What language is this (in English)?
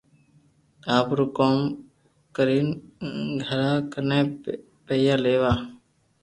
Loarki